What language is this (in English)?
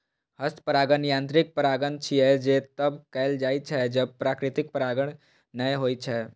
Maithili